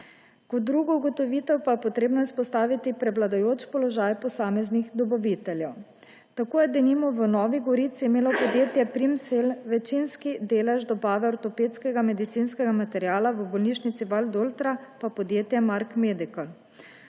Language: Slovenian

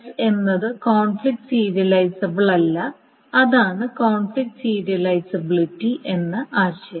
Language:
Malayalam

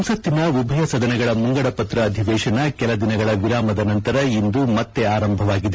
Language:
Kannada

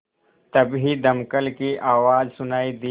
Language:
Hindi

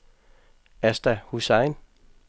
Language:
Danish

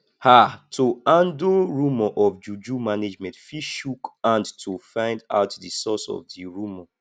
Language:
Nigerian Pidgin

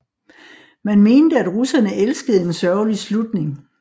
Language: Danish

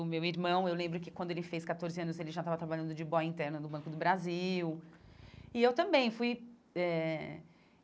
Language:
Portuguese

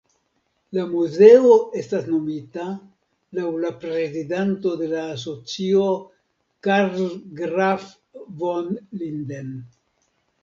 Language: Esperanto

